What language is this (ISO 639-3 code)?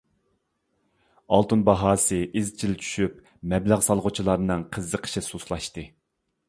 uig